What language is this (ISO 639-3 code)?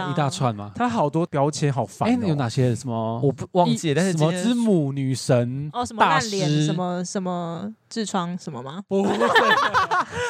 zho